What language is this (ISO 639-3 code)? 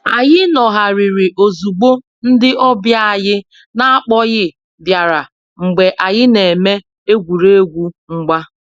ibo